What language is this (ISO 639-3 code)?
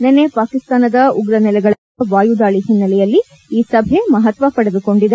kan